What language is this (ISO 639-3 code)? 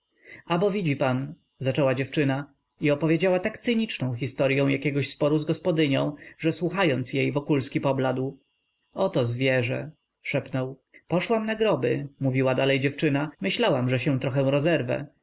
pol